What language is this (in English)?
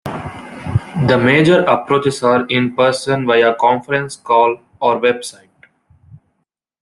English